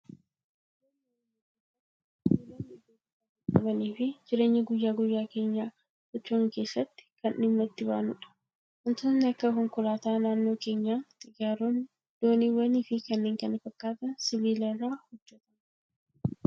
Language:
Oromo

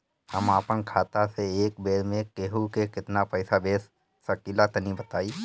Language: Bhojpuri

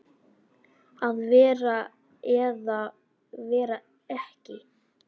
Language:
Icelandic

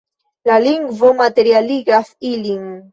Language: Esperanto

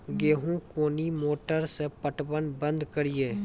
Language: Maithili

